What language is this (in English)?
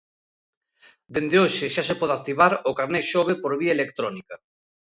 Galician